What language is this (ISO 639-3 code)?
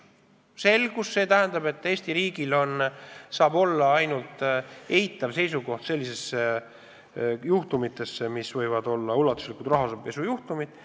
est